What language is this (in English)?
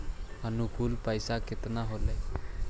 Magahi